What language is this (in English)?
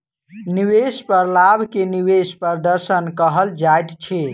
Maithili